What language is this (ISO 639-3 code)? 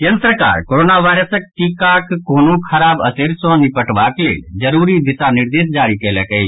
mai